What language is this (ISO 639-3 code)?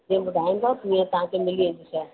snd